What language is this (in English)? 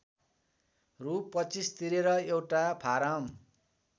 Nepali